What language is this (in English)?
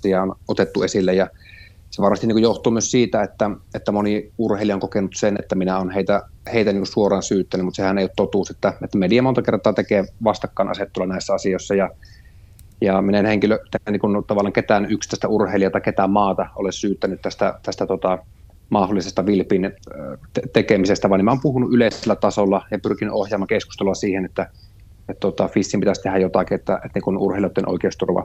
Finnish